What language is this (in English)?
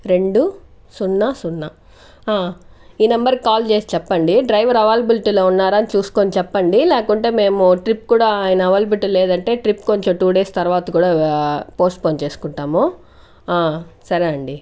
Telugu